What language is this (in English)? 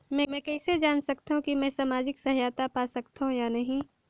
Chhattisgarhi